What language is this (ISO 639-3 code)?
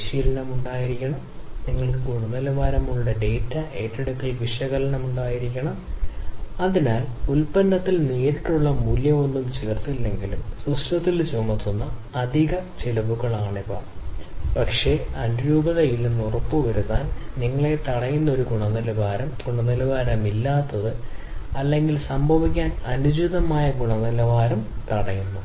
mal